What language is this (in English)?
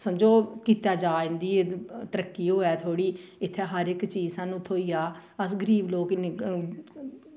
Dogri